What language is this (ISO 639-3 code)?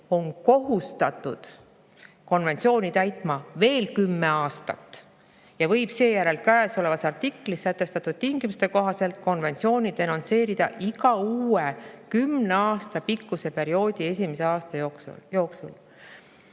est